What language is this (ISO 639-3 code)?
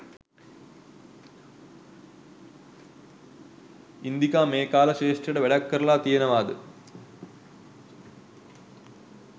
sin